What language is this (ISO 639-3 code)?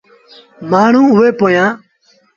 sbn